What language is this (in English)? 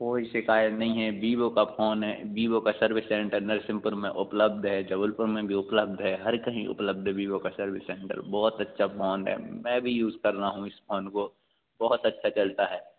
Hindi